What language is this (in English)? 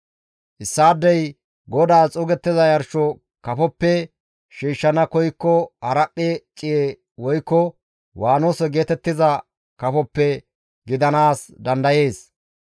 Gamo